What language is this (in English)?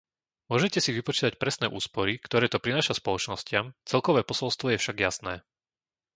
Slovak